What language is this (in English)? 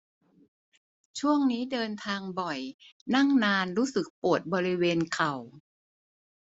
Thai